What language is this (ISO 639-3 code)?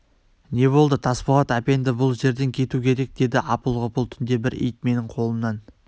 kaz